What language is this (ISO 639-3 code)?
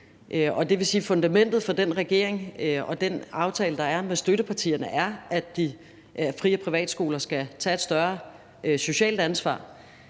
dan